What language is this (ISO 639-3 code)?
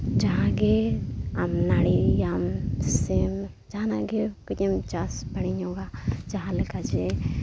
sat